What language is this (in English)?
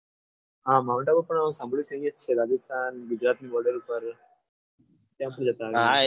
Gujarati